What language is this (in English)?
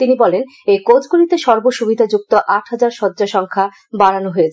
Bangla